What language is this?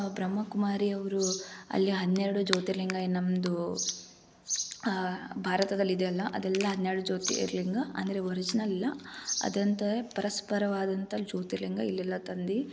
Kannada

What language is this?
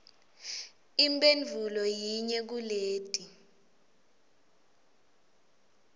Swati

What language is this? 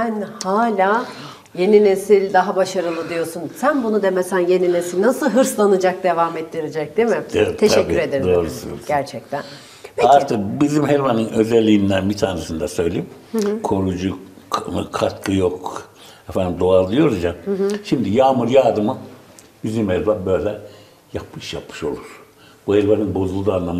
Turkish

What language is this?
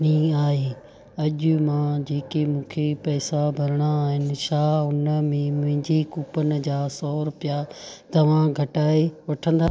Sindhi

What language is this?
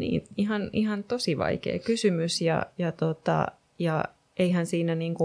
Finnish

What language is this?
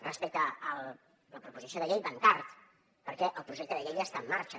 Catalan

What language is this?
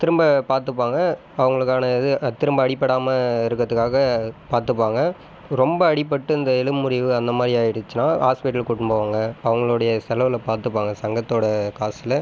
Tamil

